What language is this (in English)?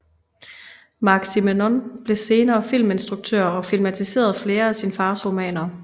Danish